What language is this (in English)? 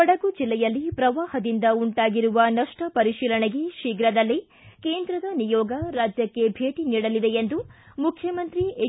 Kannada